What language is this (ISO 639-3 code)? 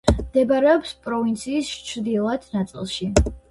kat